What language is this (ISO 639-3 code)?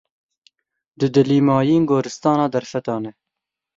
kur